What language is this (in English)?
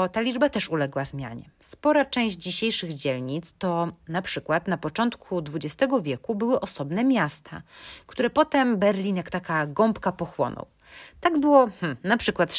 Polish